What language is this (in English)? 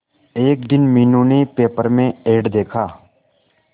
Hindi